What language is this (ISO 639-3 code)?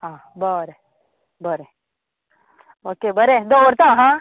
kok